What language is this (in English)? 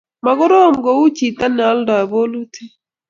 Kalenjin